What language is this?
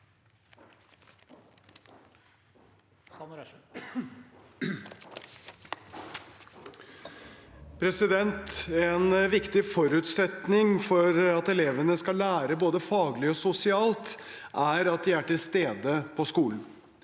Norwegian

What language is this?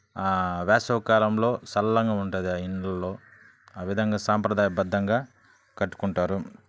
Telugu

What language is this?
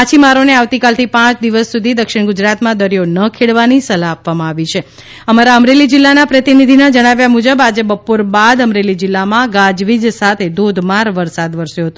Gujarati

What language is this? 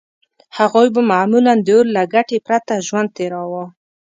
Pashto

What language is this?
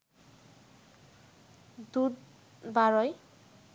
Bangla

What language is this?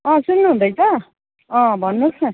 Nepali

